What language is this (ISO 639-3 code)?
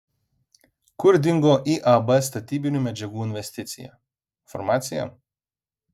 lit